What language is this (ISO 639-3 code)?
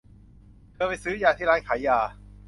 tha